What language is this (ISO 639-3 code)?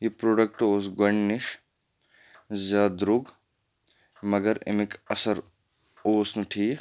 kas